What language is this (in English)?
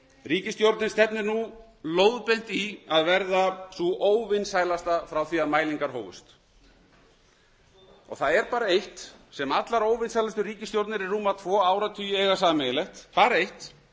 Icelandic